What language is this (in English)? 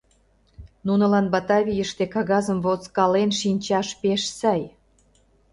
Mari